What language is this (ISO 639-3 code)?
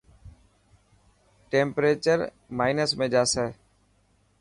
mki